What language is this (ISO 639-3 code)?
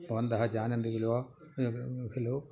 san